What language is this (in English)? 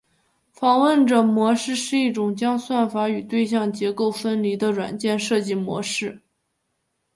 Chinese